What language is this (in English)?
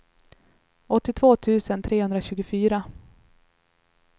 Swedish